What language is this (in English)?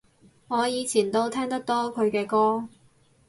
Cantonese